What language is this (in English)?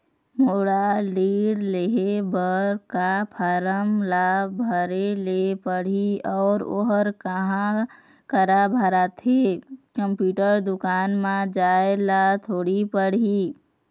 Chhattisgarhi